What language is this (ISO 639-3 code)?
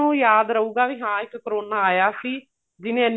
pan